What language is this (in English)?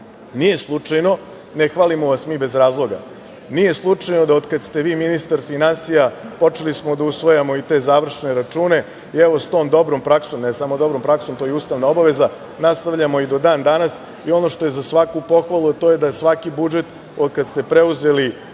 Serbian